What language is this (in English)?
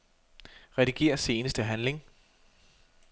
Danish